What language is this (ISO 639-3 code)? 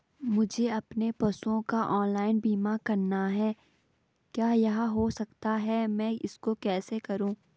hin